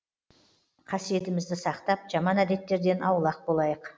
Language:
Kazakh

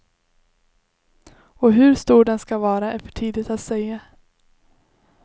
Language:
Swedish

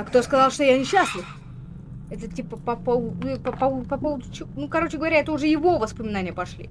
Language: Russian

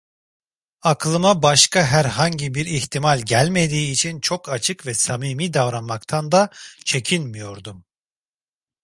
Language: Turkish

